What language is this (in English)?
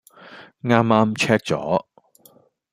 Cantonese